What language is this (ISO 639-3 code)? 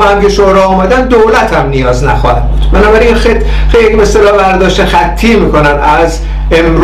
fas